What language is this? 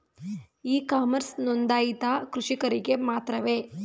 Kannada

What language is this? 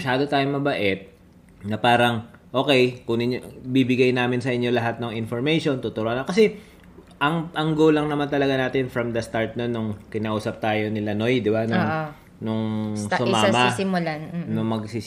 Filipino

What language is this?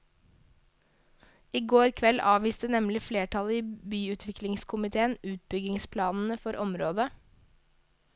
Norwegian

